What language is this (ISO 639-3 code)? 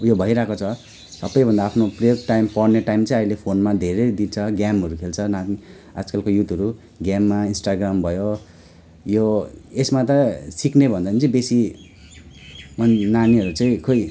nep